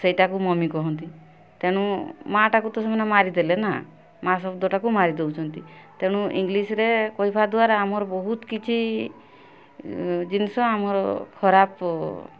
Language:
Odia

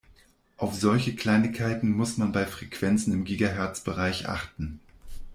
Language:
German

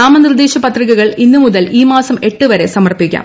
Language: Malayalam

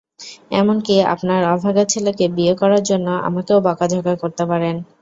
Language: Bangla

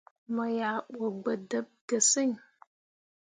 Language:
Mundang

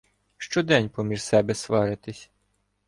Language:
Ukrainian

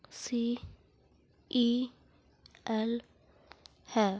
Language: Punjabi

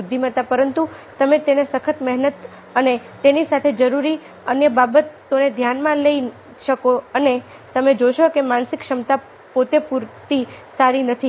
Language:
Gujarati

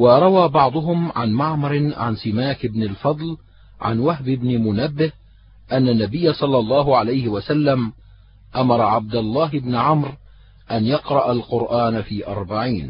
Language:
Arabic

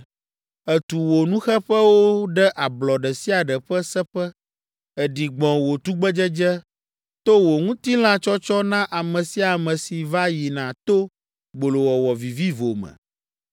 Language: Ewe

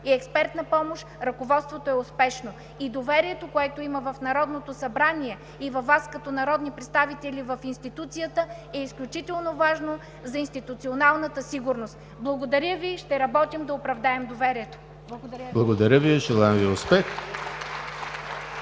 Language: Bulgarian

